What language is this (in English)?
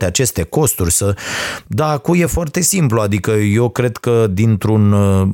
Romanian